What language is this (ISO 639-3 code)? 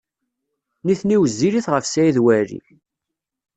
kab